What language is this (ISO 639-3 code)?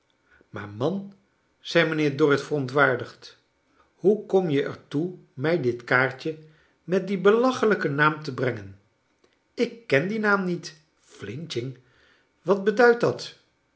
nld